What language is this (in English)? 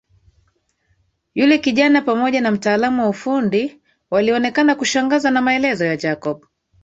Swahili